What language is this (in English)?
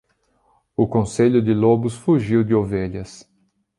Portuguese